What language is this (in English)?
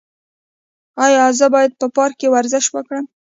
Pashto